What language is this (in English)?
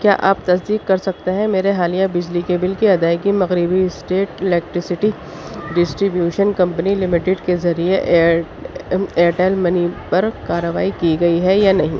Urdu